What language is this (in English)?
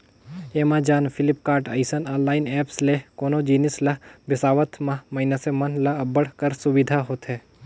Chhattisgarhi